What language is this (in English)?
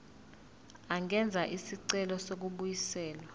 Zulu